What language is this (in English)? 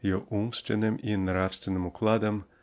Russian